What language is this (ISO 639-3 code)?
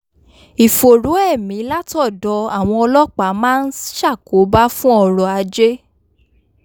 yor